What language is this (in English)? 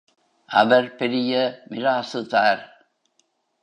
Tamil